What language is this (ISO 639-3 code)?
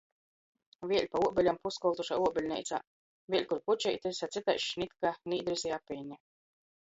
ltg